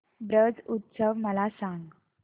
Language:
Marathi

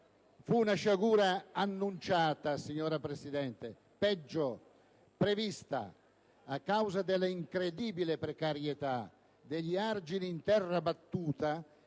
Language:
Italian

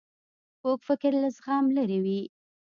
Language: Pashto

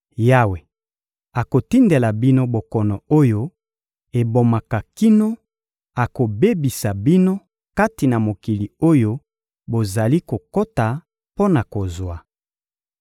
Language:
Lingala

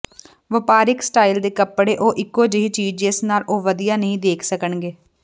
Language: Punjabi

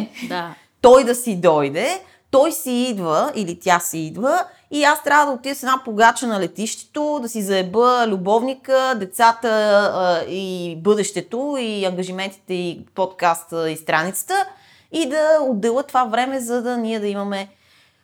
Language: Bulgarian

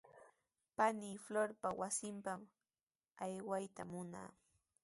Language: Sihuas Ancash Quechua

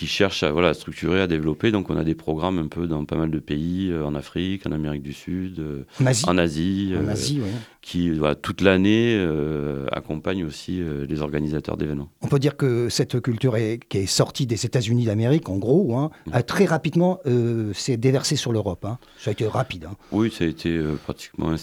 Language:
French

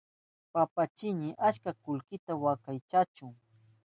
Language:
Southern Pastaza Quechua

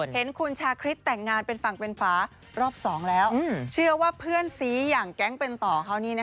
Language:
Thai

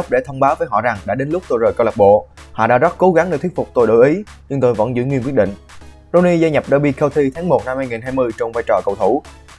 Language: Vietnamese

